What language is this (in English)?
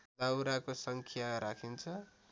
Nepali